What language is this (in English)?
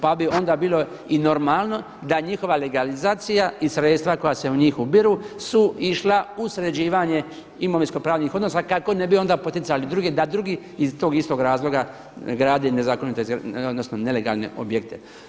Croatian